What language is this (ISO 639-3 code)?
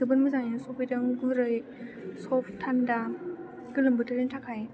brx